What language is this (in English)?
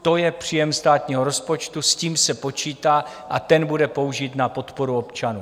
Czech